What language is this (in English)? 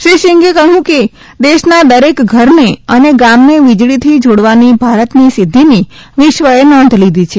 Gujarati